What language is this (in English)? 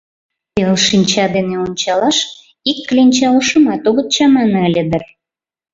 Mari